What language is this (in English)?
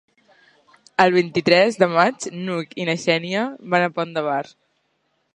Catalan